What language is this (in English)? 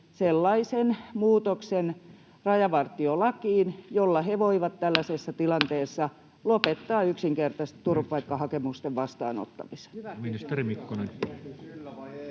Finnish